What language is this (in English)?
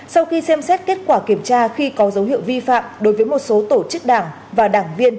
Vietnamese